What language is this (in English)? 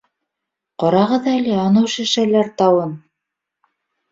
Bashkir